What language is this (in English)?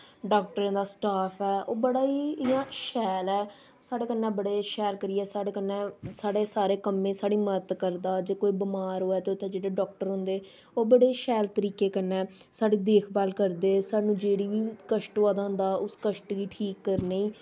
Dogri